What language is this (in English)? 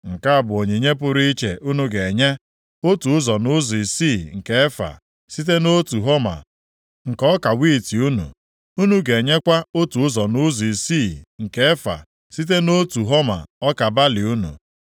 Igbo